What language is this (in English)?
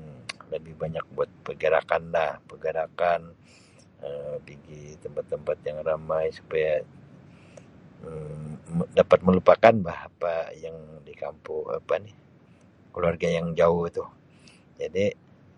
Sabah Malay